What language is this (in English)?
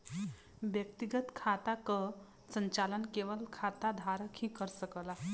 Bhojpuri